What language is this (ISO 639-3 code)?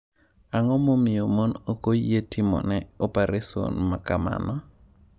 luo